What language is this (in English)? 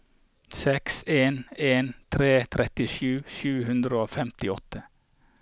Norwegian